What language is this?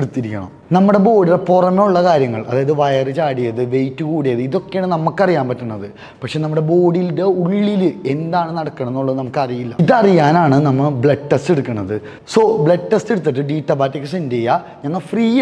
Malayalam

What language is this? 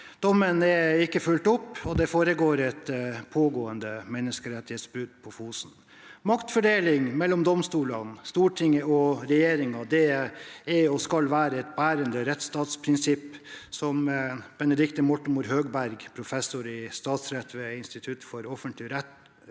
Norwegian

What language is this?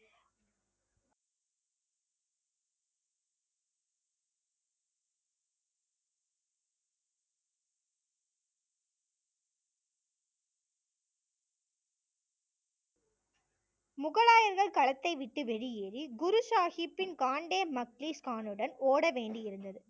Tamil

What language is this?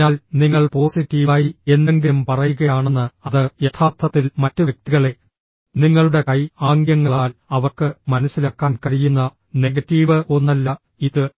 Malayalam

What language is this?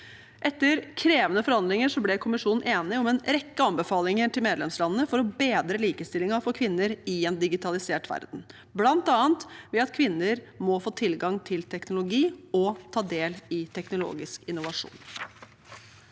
Norwegian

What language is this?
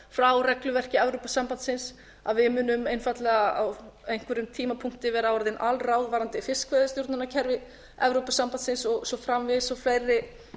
Icelandic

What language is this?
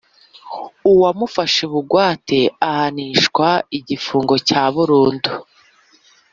Kinyarwanda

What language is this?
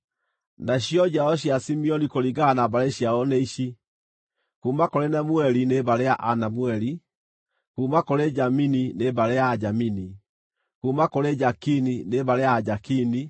Kikuyu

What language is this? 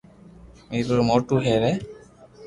Loarki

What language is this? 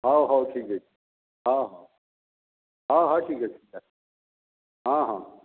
Odia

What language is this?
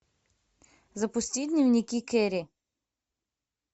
Russian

